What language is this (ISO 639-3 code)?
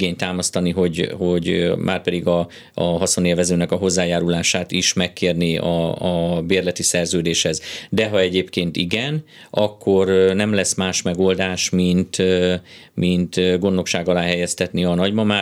hun